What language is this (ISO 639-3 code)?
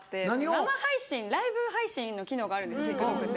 jpn